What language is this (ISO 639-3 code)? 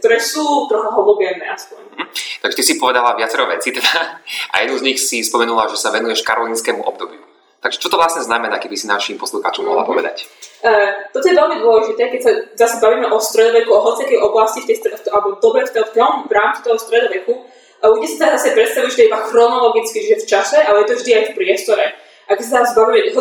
slk